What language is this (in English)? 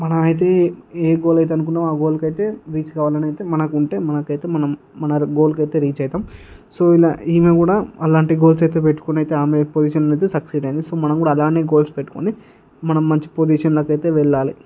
Telugu